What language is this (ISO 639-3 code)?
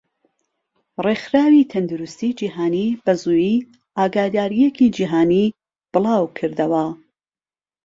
ckb